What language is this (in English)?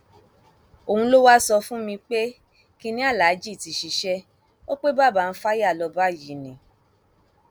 Yoruba